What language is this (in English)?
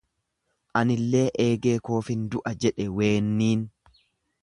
Oromo